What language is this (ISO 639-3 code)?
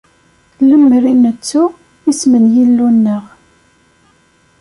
kab